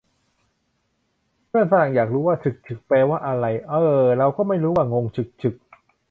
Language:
Thai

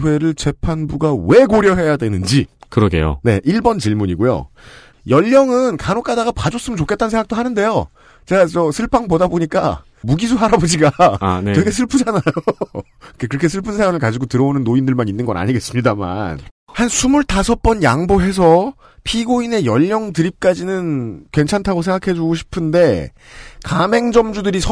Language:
Korean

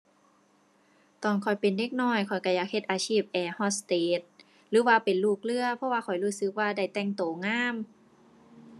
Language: Thai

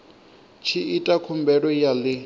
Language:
Venda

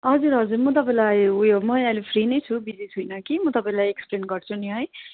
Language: Nepali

